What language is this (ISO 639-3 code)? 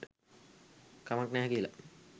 sin